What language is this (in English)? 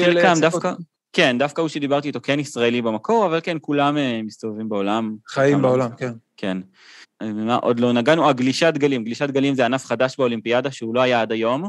Hebrew